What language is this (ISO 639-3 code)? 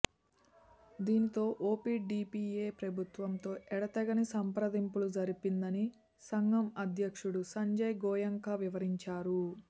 tel